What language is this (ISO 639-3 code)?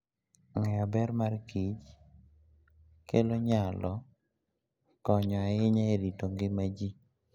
luo